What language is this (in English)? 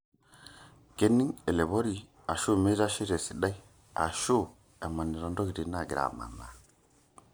Masai